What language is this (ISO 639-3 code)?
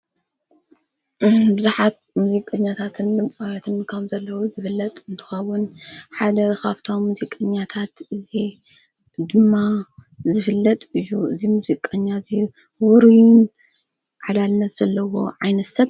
tir